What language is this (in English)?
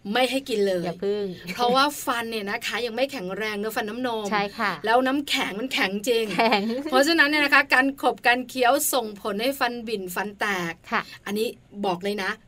Thai